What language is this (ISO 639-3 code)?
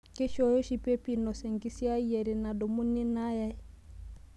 mas